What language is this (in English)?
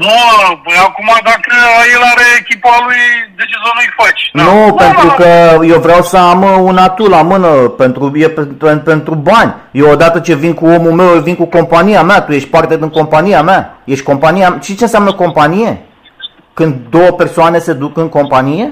Romanian